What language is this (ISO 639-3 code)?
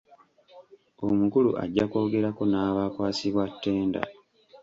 lug